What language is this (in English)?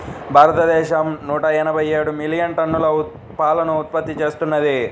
Telugu